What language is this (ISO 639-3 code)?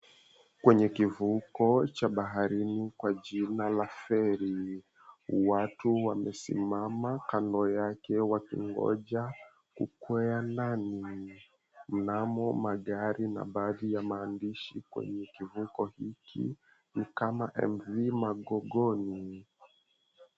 swa